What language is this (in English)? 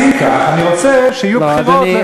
Hebrew